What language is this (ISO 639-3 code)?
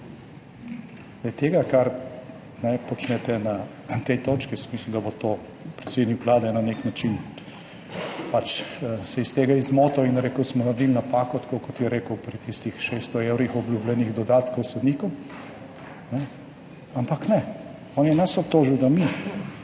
slv